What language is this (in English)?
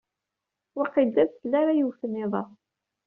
Kabyle